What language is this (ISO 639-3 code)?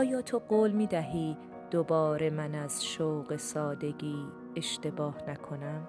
fas